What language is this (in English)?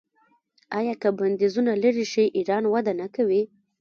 Pashto